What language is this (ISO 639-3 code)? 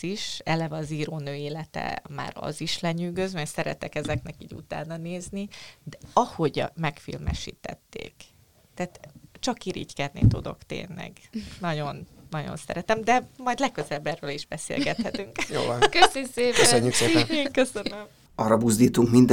hun